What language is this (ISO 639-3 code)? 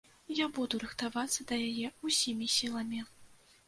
bel